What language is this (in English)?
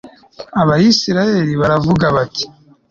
Kinyarwanda